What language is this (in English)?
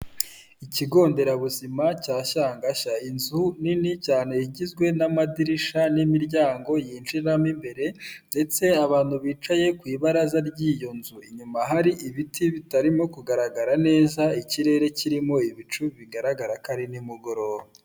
Kinyarwanda